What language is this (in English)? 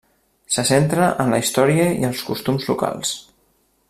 Catalan